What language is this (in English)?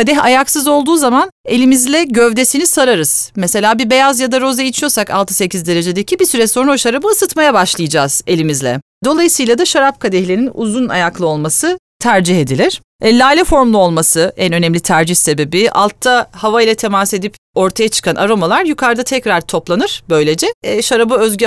Turkish